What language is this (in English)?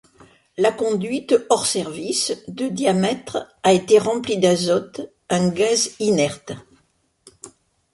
French